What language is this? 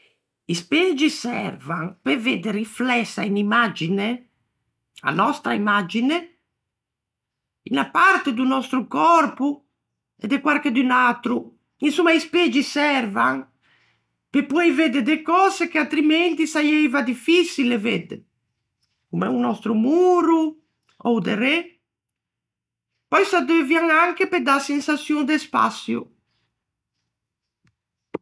Ligurian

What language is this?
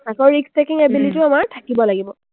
Assamese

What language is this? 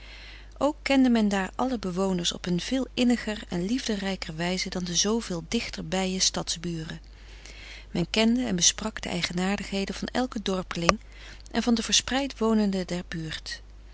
Dutch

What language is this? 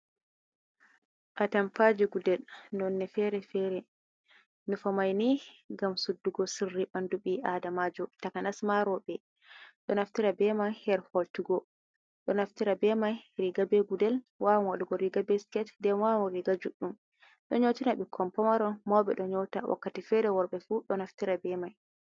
Fula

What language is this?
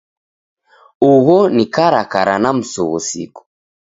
Taita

